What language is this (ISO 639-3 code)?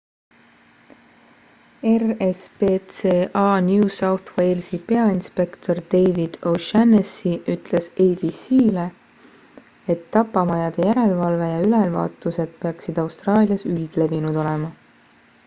est